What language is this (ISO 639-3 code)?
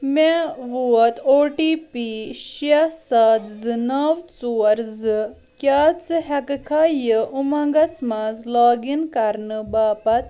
kas